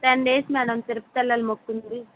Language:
Telugu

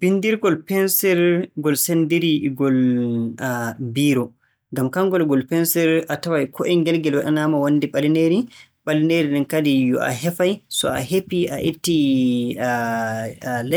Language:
Borgu Fulfulde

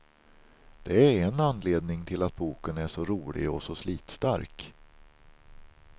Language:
Swedish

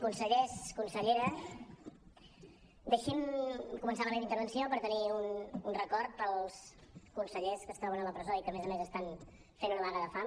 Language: Catalan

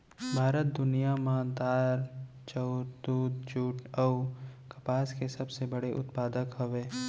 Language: Chhattisgarhi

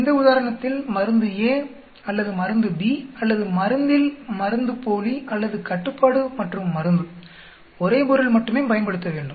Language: Tamil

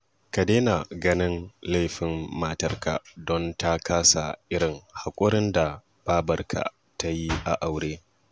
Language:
Hausa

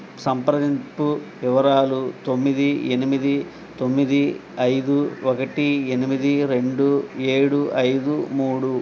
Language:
Telugu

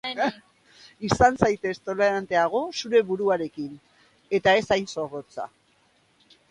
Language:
Basque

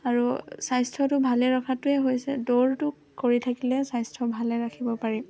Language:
Assamese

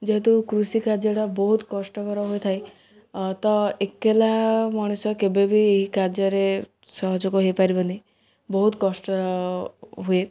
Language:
Odia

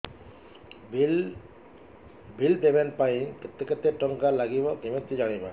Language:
Odia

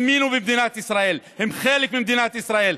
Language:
Hebrew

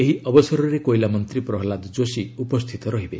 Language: Odia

